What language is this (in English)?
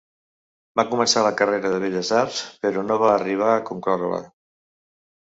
Catalan